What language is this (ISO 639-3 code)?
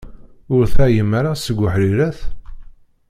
kab